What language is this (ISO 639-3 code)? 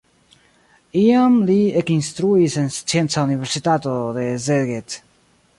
epo